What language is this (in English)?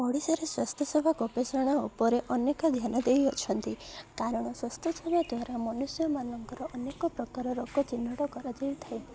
Odia